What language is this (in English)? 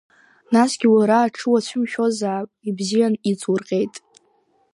Abkhazian